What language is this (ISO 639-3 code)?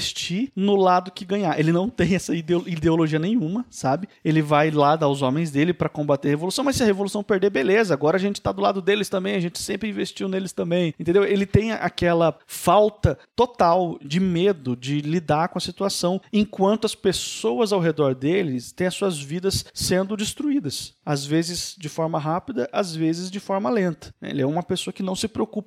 por